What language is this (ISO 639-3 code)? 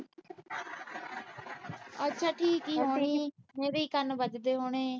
pan